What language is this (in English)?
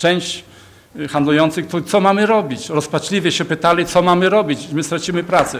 Polish